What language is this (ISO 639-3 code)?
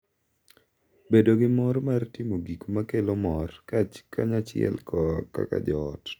luo